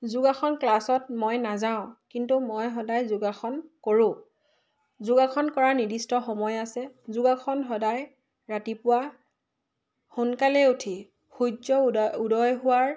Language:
Assamese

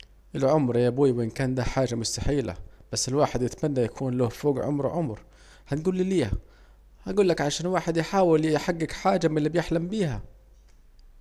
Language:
Saidi Arabic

